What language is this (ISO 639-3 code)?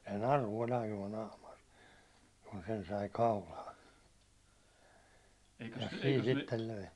fin